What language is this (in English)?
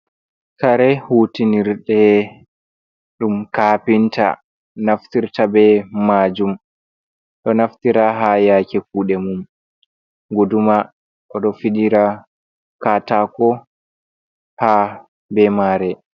Fula